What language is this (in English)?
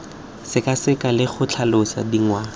Tswana